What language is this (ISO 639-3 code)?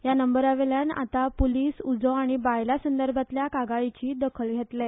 kok